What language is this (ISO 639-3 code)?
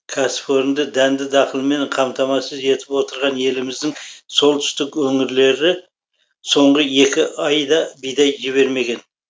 kaz